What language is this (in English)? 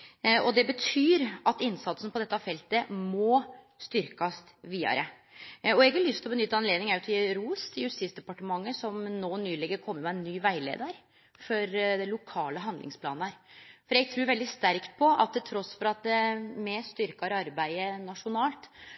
Norwegian Nynorsk